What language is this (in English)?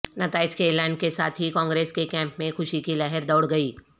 Urdu